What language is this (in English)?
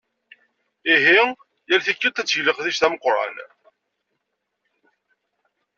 Kabyle